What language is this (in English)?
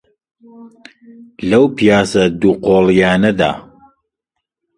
Central Kurdish